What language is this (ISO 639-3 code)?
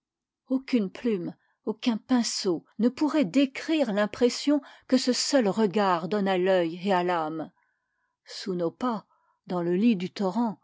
fra